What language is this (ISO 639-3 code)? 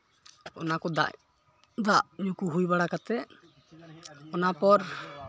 sat